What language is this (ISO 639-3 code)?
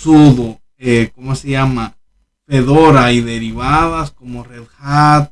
spa